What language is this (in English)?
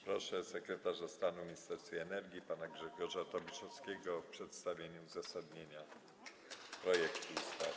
Polish